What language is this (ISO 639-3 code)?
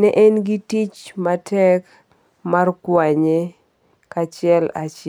luo